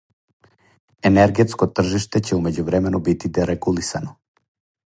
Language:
Serbian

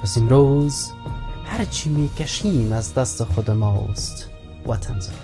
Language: Persian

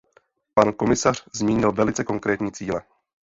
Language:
Czech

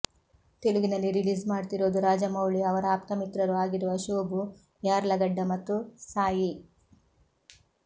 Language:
Kannada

